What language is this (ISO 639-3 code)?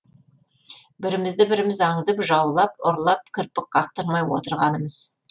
kaz